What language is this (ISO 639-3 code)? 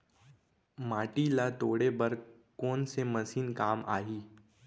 hne